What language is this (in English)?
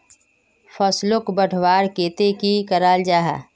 Magahi